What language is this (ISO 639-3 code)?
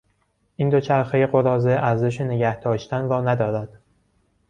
fas